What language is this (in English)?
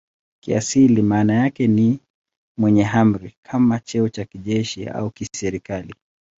Swahili